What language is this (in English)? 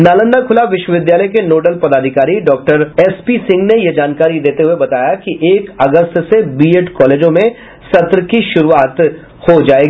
Hindi